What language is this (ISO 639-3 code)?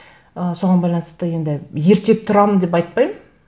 kaz